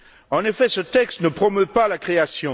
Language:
French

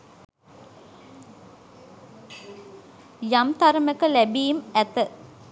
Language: Sinhala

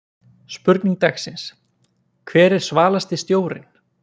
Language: Icelandic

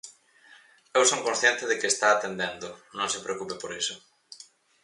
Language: Galician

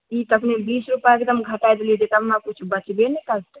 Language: Maithili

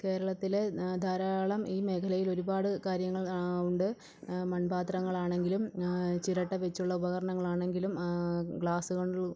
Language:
Malayalam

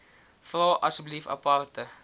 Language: Afrikaans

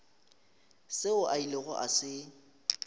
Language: Northern Sotho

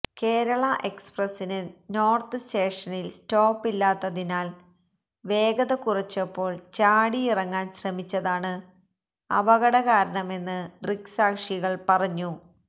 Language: Malayalam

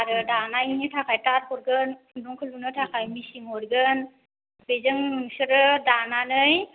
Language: Bodo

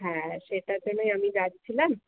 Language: Bangla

